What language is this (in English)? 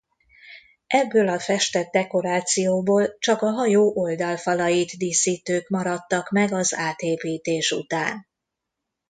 Hungarian